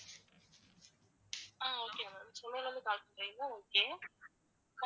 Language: Tamil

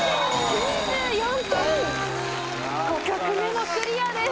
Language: Japanese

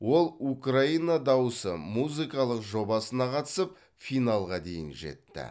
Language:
Kazakh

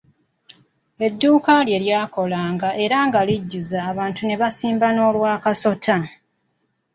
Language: Ganda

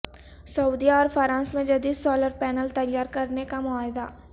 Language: Urdu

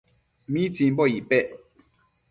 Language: Matsés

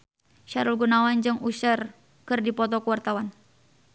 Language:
Sundanese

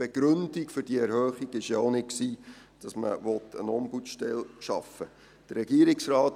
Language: Swiss German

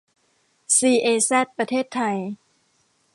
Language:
Thai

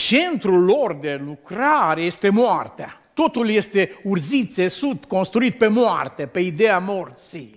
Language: Romanian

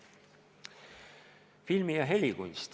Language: Estonian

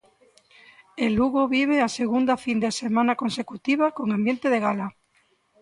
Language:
Galician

